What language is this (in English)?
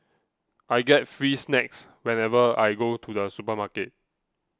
English